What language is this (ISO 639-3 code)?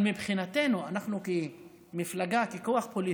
heb